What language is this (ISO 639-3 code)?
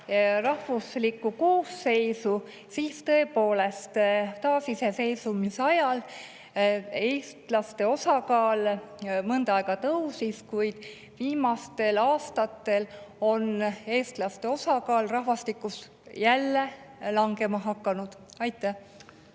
est